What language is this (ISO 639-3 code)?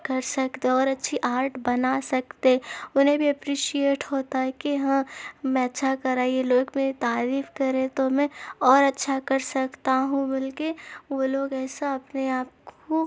urd